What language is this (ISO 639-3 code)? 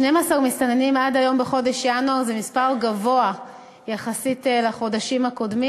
heb